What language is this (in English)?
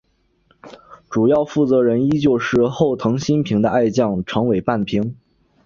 Chinese